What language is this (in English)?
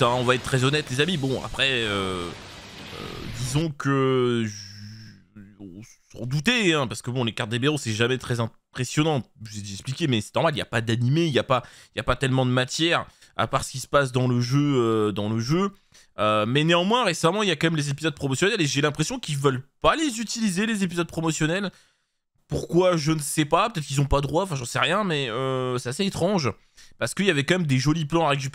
French